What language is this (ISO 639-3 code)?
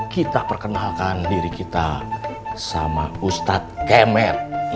ind